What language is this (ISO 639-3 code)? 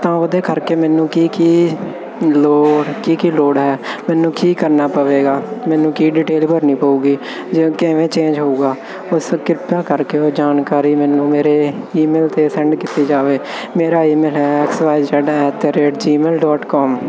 pan